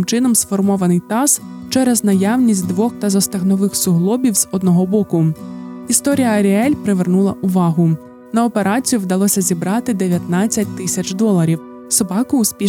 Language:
Ukrainian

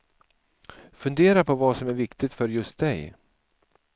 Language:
Swedish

